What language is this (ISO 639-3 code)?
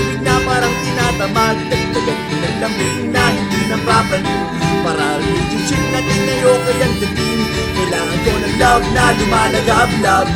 fil